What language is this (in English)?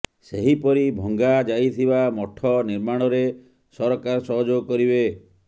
Odia